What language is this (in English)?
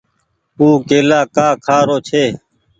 Goaria